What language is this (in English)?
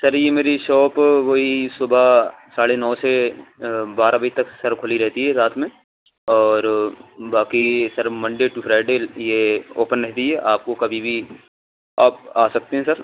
Urdu